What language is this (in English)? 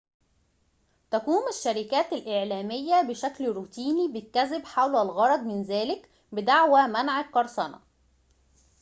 Arabic